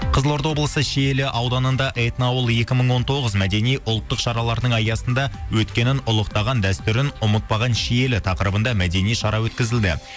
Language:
Kazakh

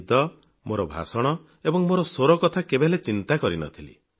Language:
Odia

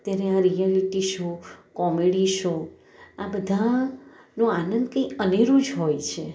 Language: Gujarati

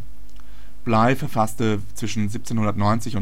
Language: German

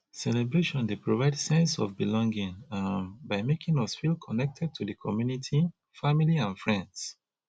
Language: Nigerian Pidgin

